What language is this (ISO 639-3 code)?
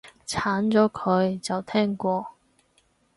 yue